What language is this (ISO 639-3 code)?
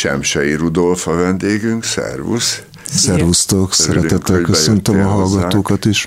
hun